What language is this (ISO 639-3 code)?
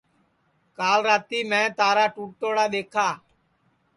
ssi